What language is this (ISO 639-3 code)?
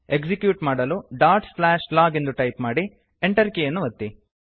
kan